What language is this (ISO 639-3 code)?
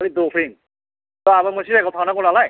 brx